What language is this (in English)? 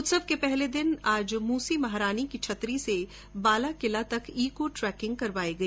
Hindi